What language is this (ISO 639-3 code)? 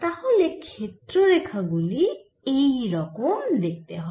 ben